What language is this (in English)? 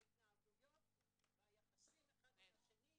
Hebrew